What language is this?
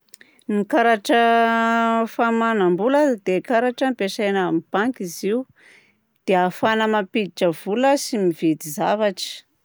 Southern Betsimisaraka Malagasy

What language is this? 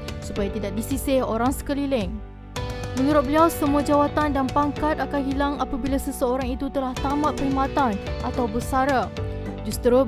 Malay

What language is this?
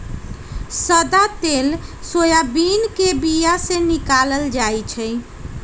Magahi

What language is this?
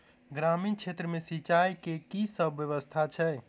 Maithili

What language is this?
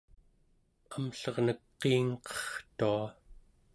Central Yupik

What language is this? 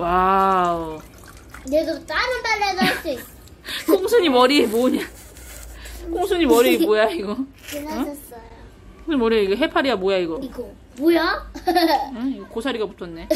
Korean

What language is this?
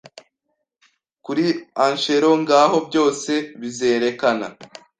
Kinyarwanda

